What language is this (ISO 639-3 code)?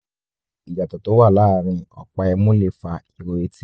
yor